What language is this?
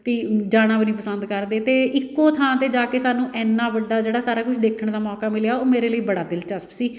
Punjabi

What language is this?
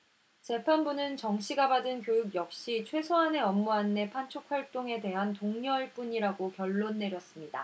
Korean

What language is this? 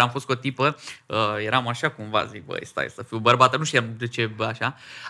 Romanian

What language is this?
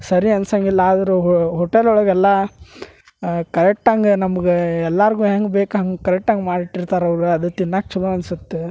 Kannada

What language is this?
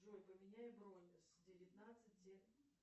Russian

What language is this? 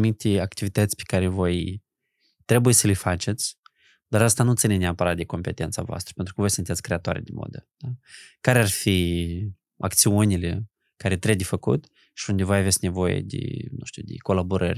Romanian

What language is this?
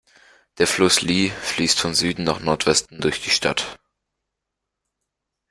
German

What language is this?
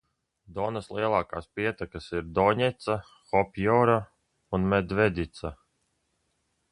Latvian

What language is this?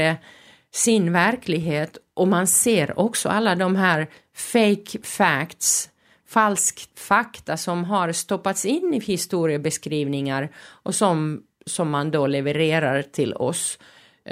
Swedish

